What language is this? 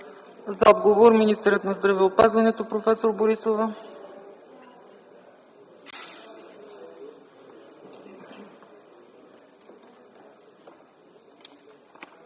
Bulgarian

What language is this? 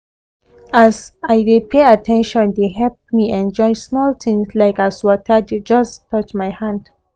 Nigerian Pidgin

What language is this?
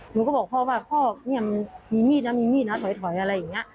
Thai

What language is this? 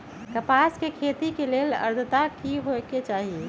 Magahi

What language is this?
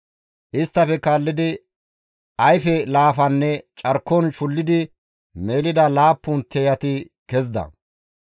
Gamo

